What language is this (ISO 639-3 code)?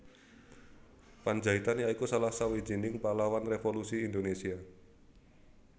jav